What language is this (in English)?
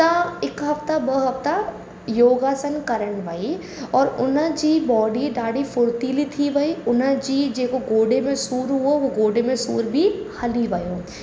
Sindhi